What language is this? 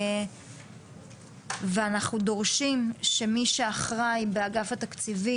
Hebrew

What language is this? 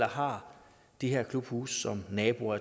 Danish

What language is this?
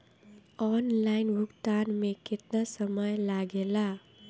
Bhojpuri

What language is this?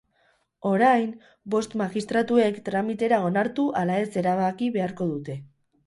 Basque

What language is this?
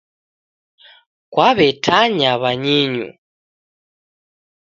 Taita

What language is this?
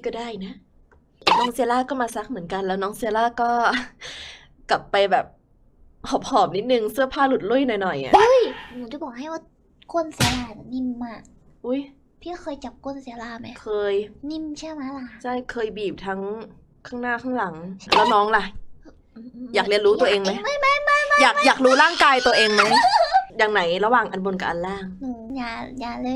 Thai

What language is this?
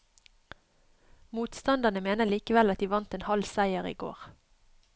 Norwegian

